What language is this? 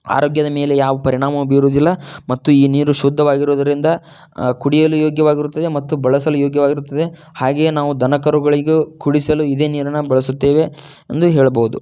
Kannada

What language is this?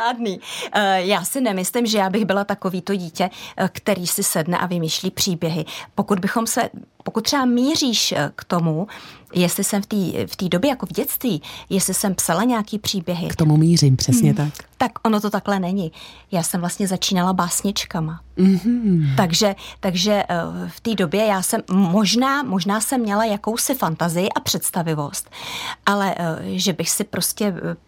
Czech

